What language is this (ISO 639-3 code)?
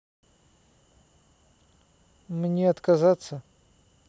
rus